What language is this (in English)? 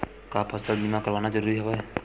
Chhattisgarhi